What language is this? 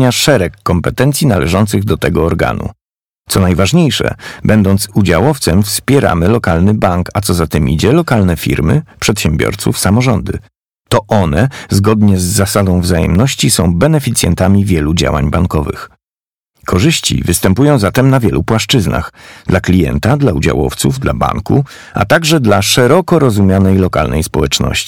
Polish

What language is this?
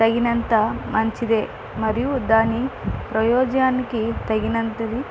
Telugu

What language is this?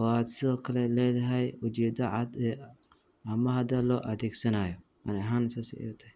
Somali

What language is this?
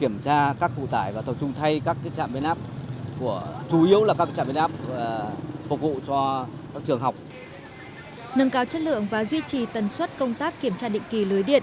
Vietnamese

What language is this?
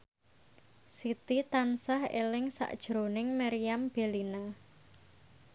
Javanese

